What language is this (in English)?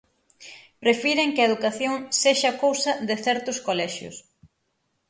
Galician